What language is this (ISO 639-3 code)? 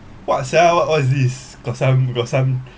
eng